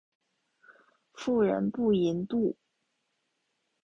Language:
Chinese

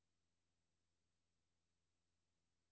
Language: Danish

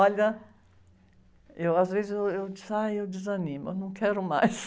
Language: Portuguese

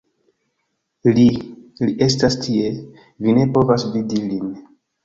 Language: Esperanto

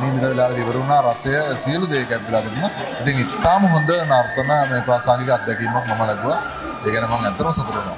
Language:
Arabic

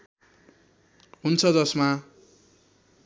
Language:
Nepali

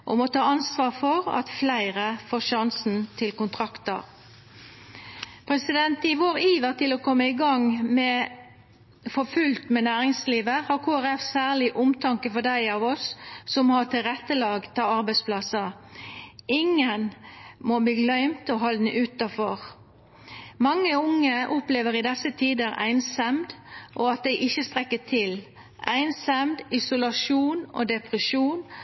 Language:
Norwegian Nynorsk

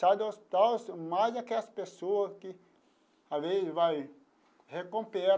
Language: Portuguese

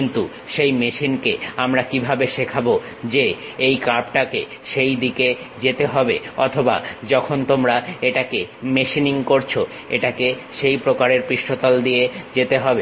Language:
Bangla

